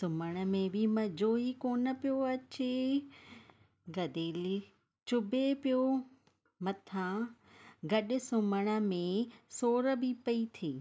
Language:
Sindhi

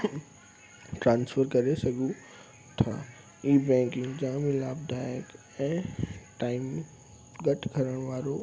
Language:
Sindhi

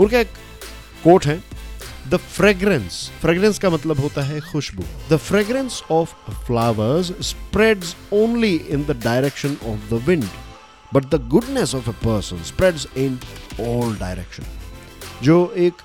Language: Hindi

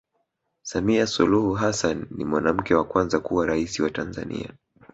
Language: Swahili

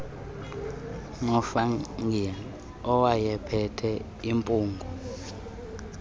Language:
Xhosa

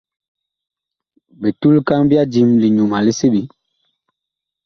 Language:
Bakoko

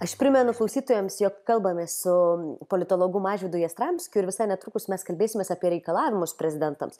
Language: Lithuanian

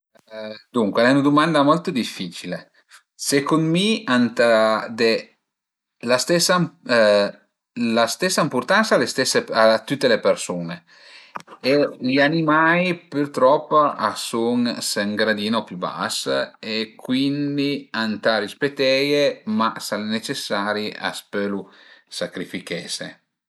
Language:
Piedmontese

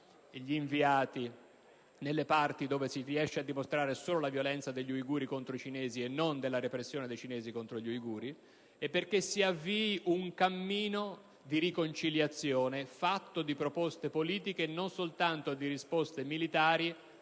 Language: Italian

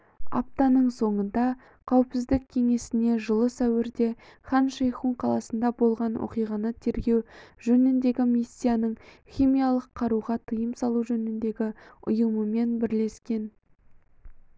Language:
Kazakh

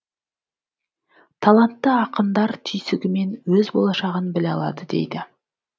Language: Kazakh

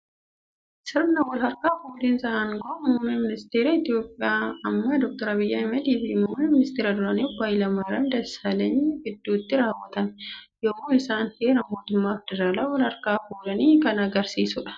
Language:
Oromo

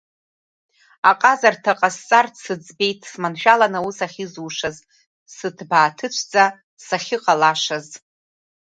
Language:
Abkhazian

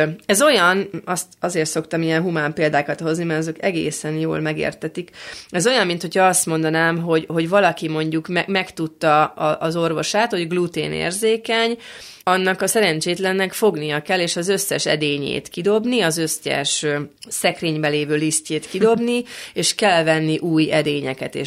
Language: Hungarian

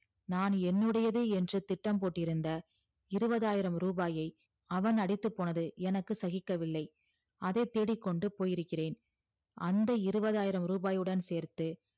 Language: Tamil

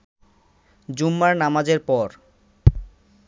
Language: Bangla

